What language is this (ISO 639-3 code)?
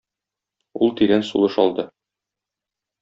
tat